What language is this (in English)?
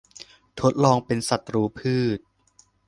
Thai